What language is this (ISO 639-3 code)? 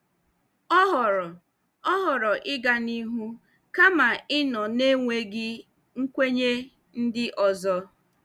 ibo